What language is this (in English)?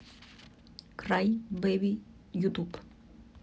Russian